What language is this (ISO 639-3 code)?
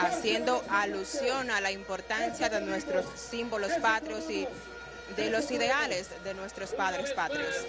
spa